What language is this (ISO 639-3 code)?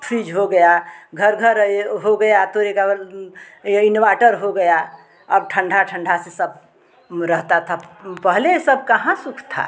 hin